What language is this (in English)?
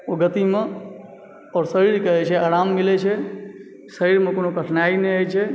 Maithili